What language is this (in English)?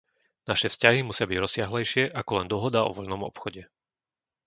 Slovak